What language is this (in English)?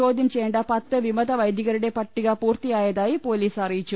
Malayalam